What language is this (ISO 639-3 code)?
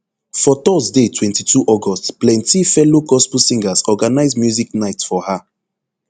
pcm